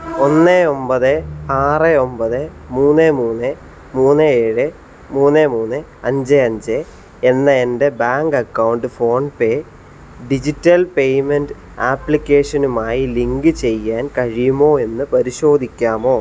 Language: Malayalam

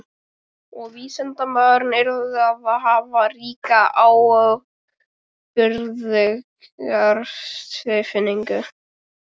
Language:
Icelandic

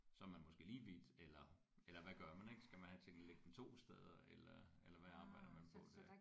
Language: Danish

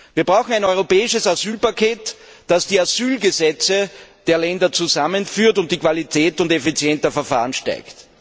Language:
German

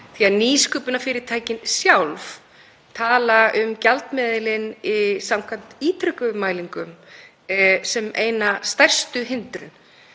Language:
Icelandic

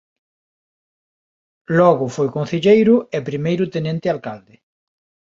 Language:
Galician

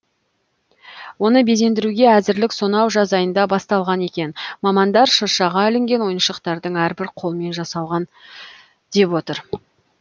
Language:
Kazakh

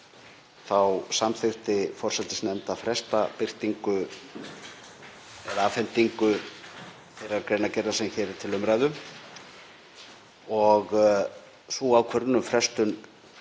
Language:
Icelandic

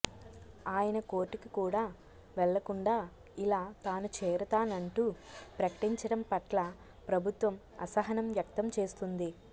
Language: Telugu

